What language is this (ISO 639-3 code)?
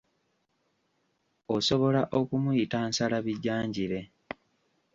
lug